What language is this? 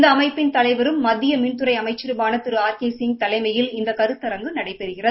Tamil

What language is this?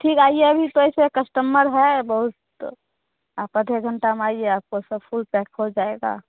Hindi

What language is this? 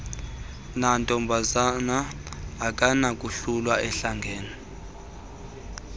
Xhosa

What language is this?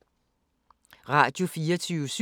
Danish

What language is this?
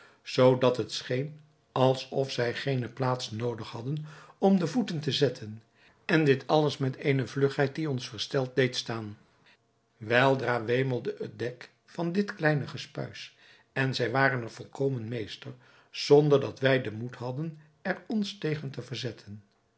Dutch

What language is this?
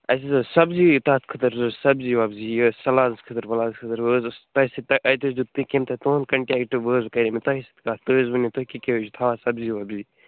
Kashmiri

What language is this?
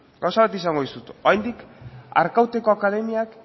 Basque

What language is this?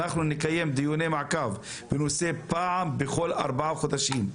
Hebrew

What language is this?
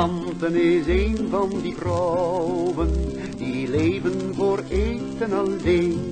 Dutch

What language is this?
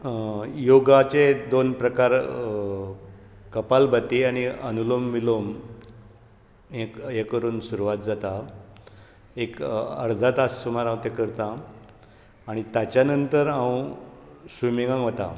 Konkani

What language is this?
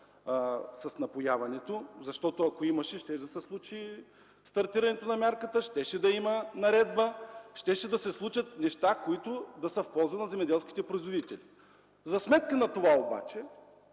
Bulgarian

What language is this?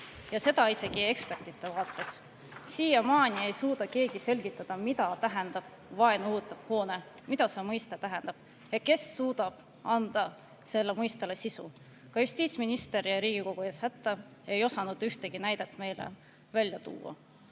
Estonian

